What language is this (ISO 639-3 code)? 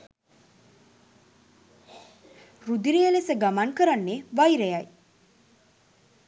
sin